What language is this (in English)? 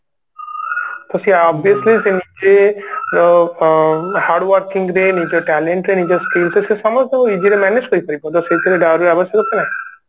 Odia